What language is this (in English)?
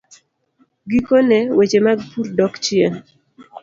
Luo (Kenya and Tanzania)